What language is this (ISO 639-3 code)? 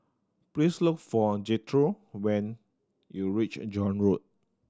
eng